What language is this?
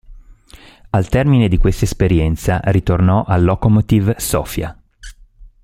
Italian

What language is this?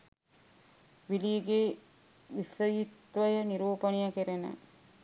Sinhala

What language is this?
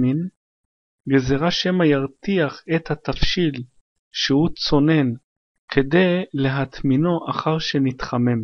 Hebrew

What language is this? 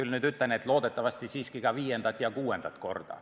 Estonian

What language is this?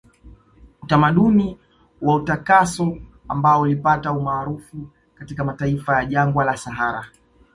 Swahili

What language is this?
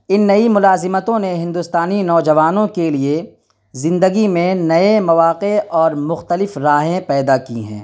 Urdu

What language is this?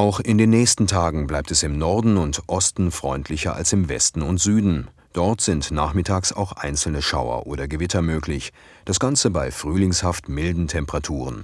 German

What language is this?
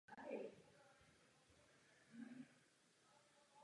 Czech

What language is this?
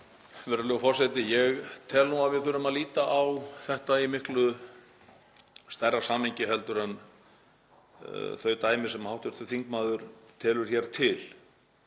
Icelandic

